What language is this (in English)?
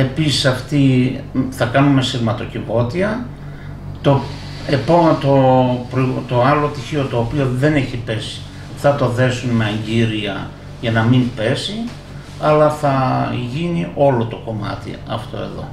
Greek